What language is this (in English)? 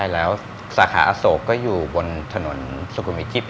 Thai